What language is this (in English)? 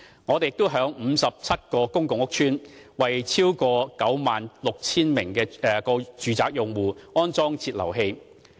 Cantonese